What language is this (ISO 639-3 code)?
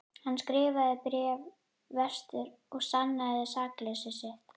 isl